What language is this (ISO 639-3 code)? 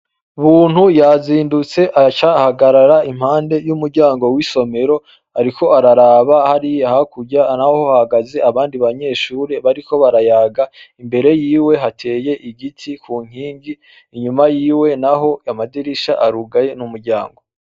run